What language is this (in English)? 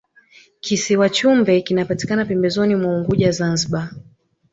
Swahili